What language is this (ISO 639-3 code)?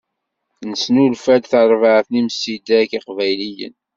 kab